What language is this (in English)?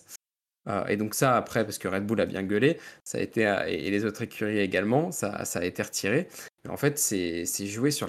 French